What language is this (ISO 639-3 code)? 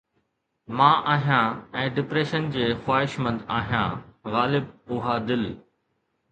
snd